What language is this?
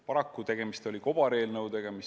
Estonian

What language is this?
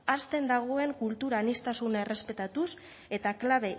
Basque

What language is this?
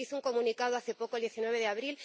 Spanish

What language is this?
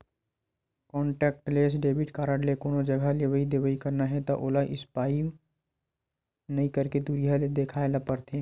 Chhattisgarhi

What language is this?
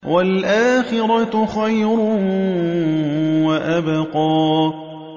Arabic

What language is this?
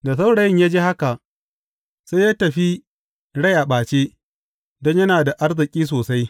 Hausa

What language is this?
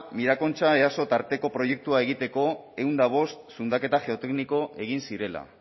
Basque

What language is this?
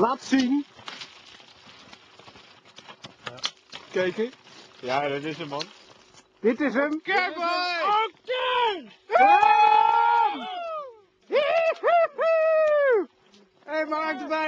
Dutch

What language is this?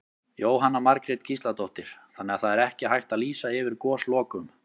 Icelandic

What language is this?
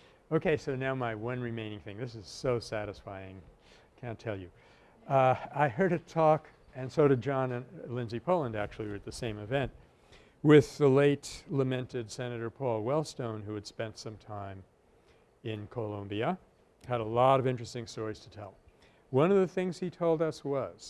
English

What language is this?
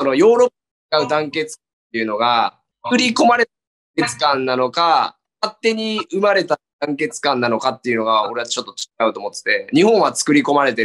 Japanese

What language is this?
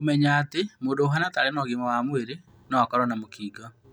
Kikuyu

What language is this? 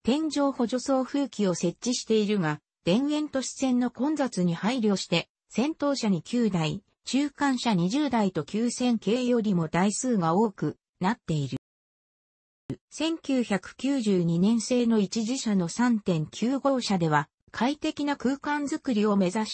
Japanese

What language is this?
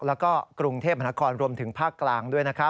Thai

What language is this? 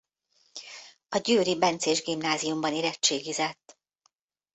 Hungarian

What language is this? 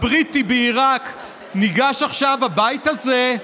Hebrew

